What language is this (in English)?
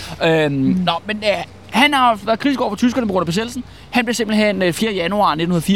Danish